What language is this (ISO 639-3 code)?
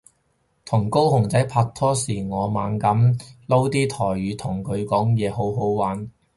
yue